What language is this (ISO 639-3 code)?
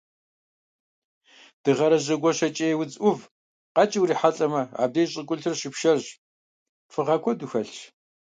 kbd